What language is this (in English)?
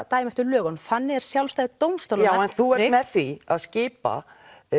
Icelandic